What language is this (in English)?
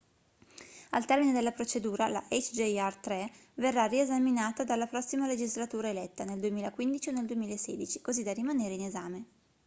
Italian